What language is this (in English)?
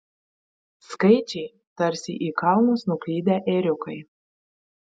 Lithuanian